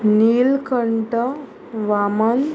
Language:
Konkani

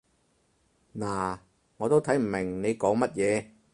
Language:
Cantonese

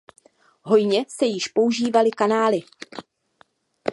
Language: Czech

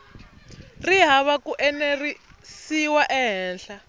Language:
Tsonga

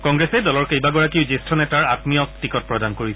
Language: Assamese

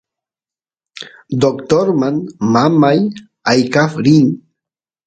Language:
Santiago del Estero Quichua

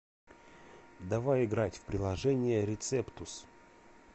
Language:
Russian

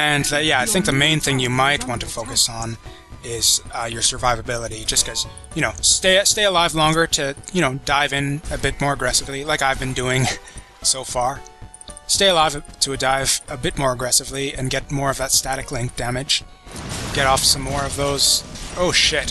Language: English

